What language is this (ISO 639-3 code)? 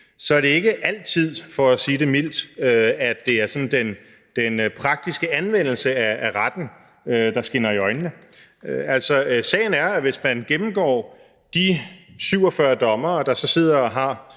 dan